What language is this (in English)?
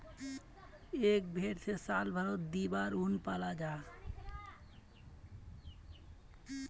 Magahi